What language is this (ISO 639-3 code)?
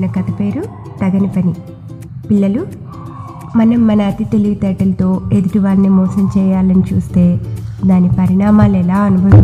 tel